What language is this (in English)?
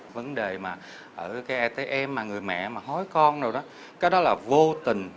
Vietnamese